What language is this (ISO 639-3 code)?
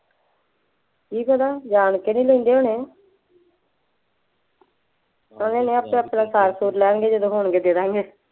pan